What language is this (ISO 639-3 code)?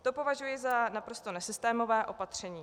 ces